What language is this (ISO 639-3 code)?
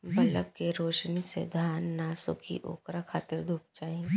bho